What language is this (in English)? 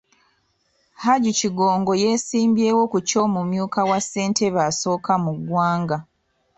Ganda